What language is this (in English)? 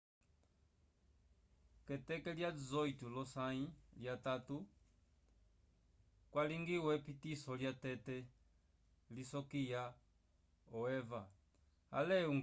Umbundu